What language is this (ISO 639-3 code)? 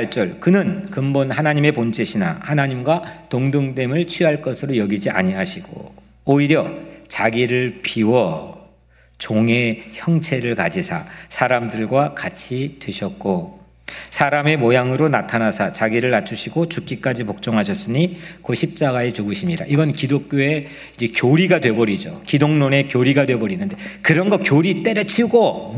kor